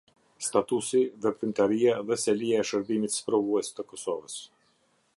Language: Albanian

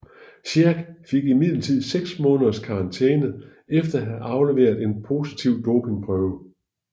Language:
Danish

